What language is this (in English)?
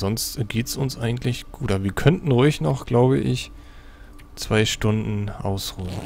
German